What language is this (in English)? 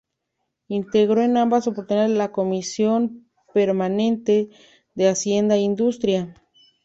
Spanish